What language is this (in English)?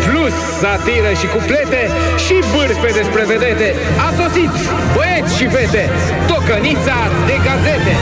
Romanian